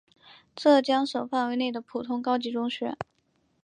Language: Chinese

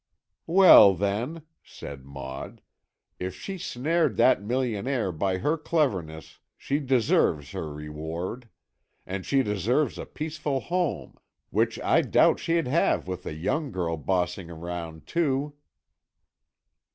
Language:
English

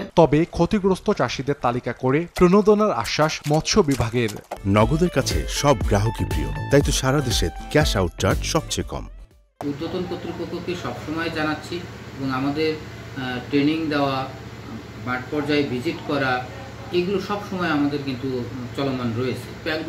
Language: Bangla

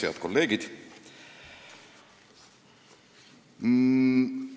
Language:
Estonian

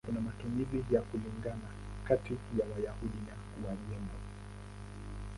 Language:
Swahili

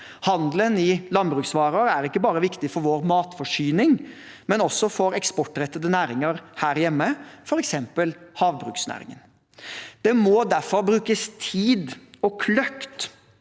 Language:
Norwegian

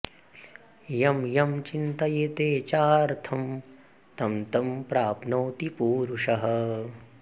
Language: Sanskrit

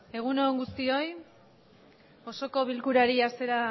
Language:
Basque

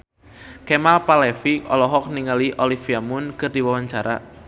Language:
Sundanese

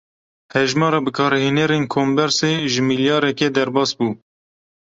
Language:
Kurdish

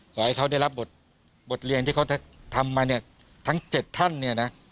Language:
Thai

